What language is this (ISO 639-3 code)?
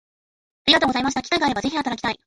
jpn